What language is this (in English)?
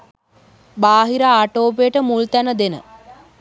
Sinhala